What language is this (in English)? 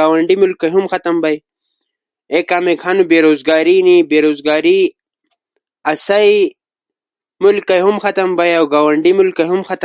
Ushojo